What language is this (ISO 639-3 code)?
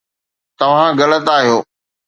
snd